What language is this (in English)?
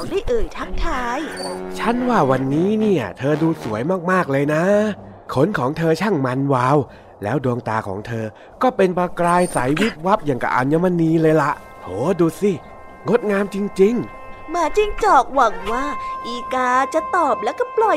Thai